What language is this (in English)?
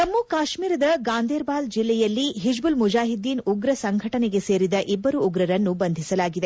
Kannada